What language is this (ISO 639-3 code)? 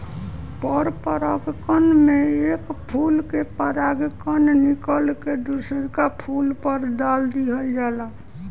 bho